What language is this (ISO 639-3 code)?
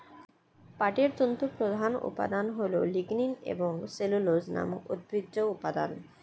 ben